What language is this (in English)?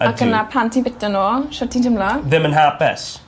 Welsh